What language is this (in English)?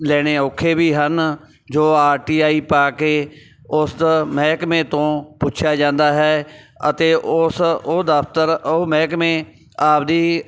Punjabi